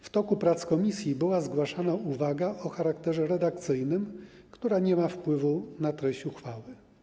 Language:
Polish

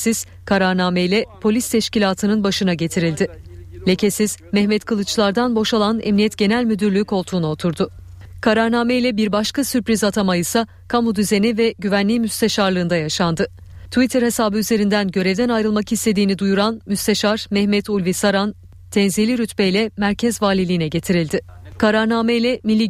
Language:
Turkish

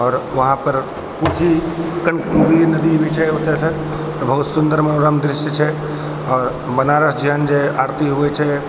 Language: Maithili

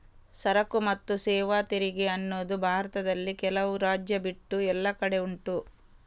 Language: Kannada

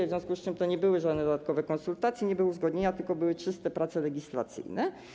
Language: Polish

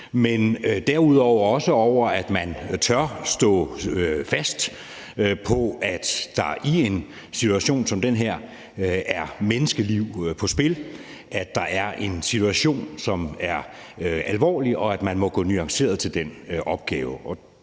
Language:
Danish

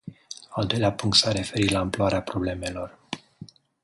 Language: Romanian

